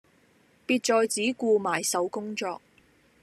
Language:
Cantonese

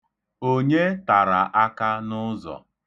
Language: Igbo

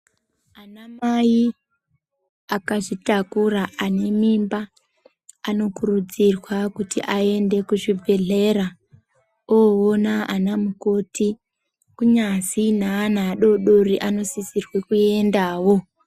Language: Ndau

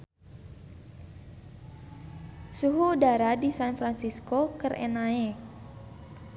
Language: Sundanese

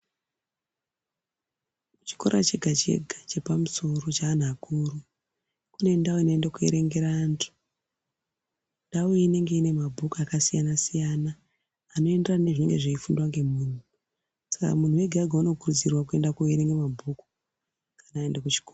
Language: Ndau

